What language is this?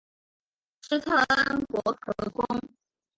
Chinese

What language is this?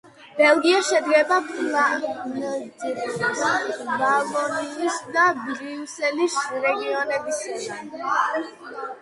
Georgian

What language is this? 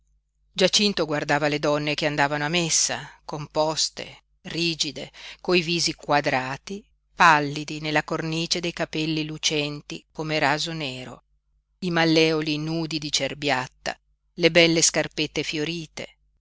Italian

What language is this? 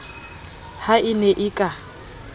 Southern Sotho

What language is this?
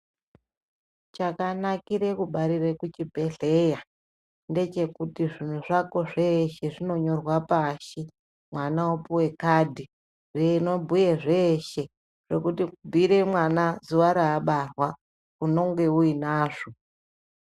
Ndau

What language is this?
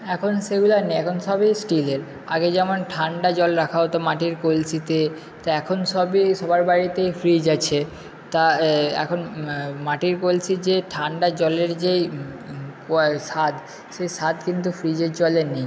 Bangla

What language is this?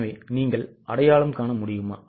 Tamil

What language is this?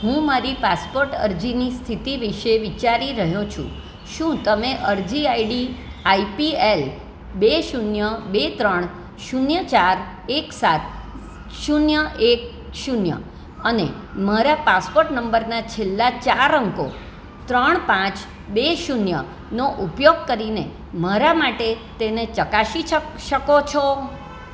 Gujarati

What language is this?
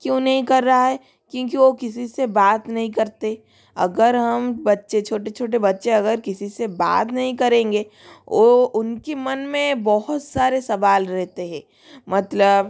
Hindi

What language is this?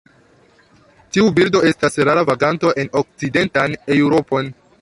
Esperanto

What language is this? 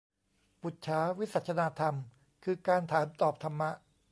Thai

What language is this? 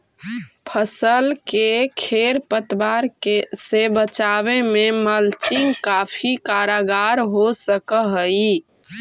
Magahi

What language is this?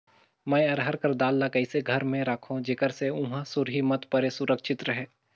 Chhattisgarhi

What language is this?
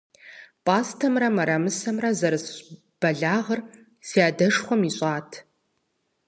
Kabardian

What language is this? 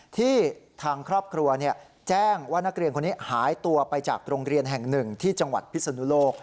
Thai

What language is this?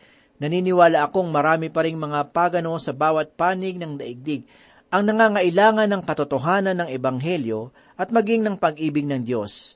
Filipino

